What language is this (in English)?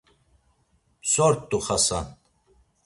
Laz